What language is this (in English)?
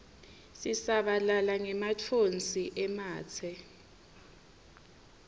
Swati